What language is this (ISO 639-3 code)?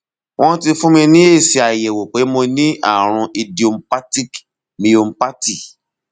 yor